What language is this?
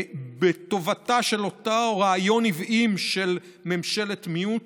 Hebrew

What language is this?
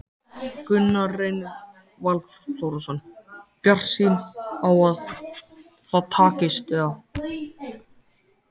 Icelandic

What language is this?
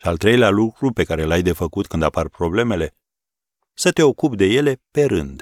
Romanian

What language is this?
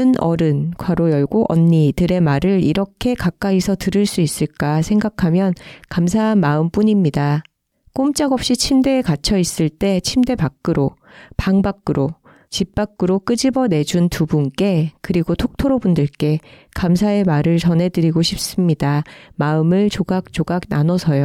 Korean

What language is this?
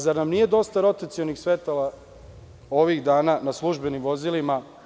Serbian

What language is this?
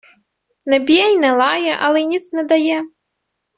Ukrainian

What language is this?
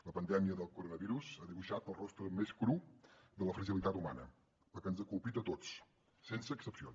Catalan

